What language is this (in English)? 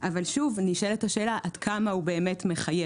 Hebrew